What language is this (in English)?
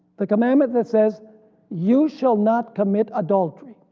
English